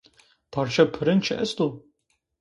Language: Zaza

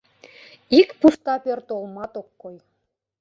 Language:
Mari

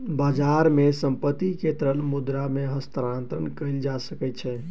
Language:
Maithili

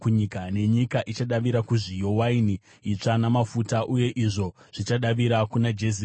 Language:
Shona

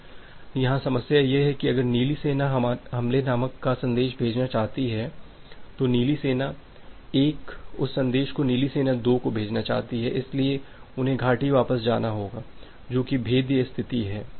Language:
Hindi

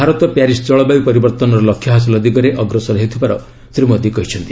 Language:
Odia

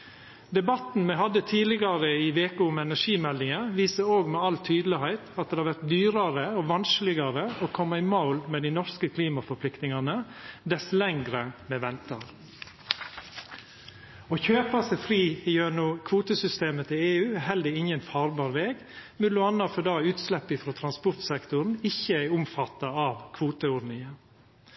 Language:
Norwegian Nynorsk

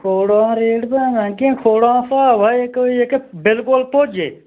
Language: Dogri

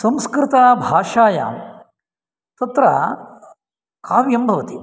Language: Sanskrit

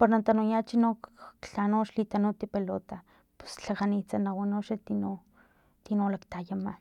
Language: Filomena Mata-Coahuitlán Totonac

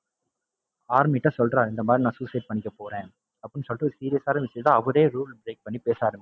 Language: Tamil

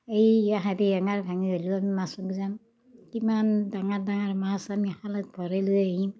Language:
Assamese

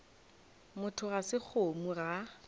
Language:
Northern Sotho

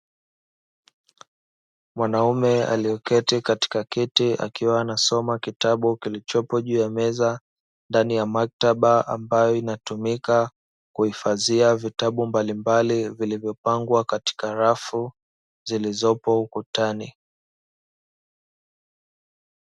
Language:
Swahili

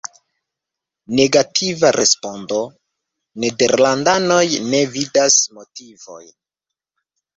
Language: Esperanto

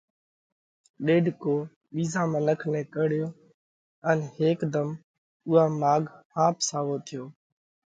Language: Parkari Koli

